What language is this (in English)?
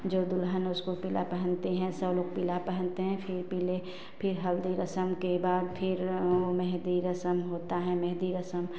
Hindi